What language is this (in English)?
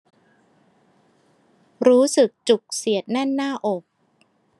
Thai